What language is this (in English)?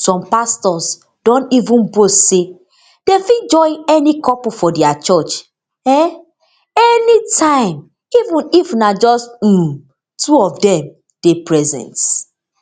Nigerian Pidgin